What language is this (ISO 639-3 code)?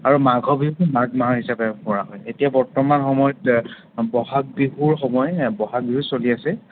asm